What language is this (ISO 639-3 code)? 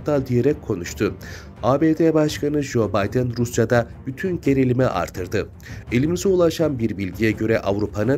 tur